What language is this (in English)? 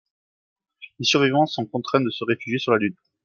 French